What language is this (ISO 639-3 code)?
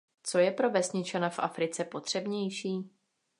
ces